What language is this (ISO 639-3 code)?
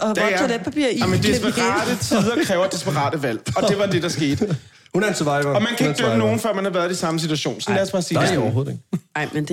dan